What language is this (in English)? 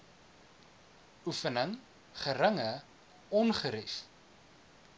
Afrikaans